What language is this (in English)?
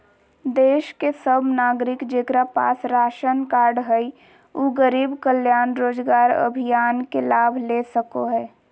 Magahi